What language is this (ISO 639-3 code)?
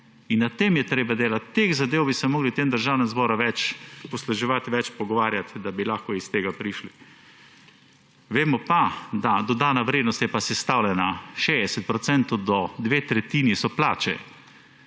slv